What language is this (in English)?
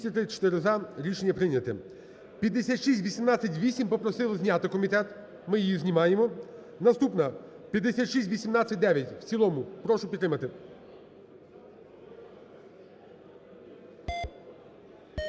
Ukrainian